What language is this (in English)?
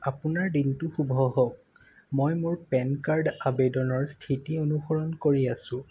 Assamese